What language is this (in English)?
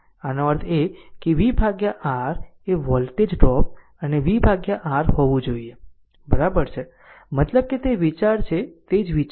Gujarati